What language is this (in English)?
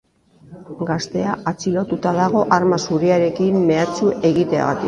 Basque